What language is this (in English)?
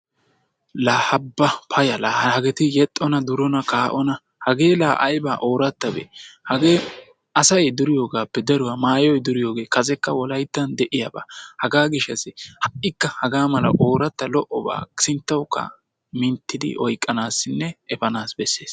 Wolaytta